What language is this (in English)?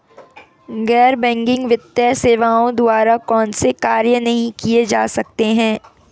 Hindi